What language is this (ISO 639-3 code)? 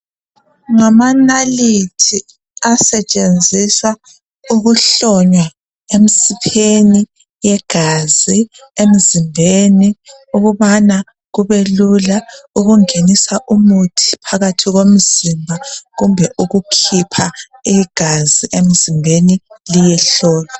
nde